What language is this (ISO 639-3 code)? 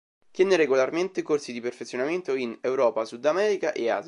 ita